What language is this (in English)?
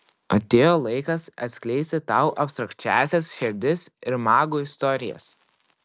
Lithuanian